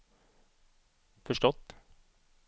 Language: Swedish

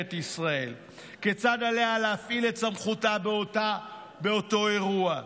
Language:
Hebrew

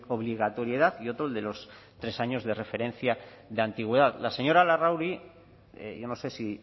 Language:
Spanish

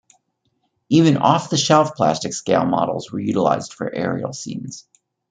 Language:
English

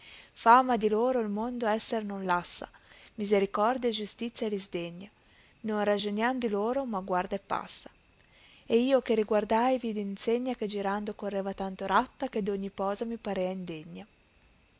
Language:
Italian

